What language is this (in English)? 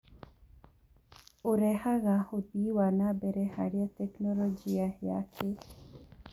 Kikuyu